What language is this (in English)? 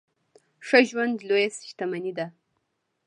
Pashto